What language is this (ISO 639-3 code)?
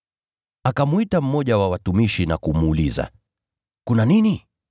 swa